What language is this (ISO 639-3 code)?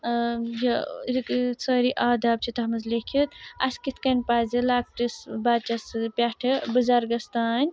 kas